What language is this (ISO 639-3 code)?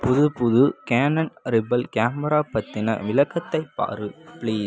tam